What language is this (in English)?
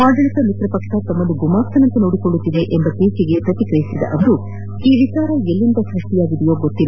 Kannada